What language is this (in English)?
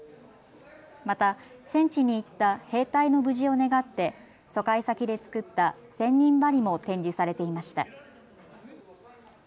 Japanese